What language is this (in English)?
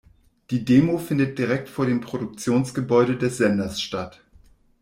German